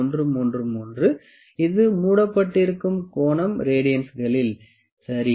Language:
Tamil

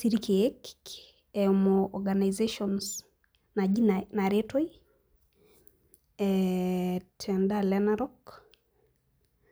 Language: Masai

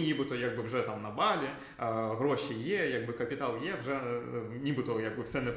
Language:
Ukrainian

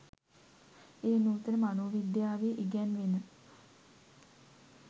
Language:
Sinhala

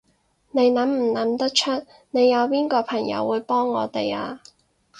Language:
Cantonese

